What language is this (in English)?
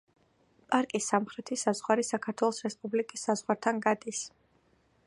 Georgian